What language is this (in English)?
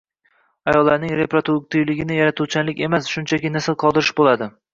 Uzbek